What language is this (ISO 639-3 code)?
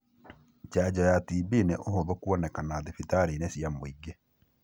kik